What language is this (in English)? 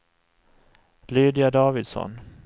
Swedish